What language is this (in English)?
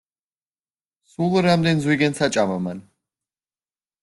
Georgian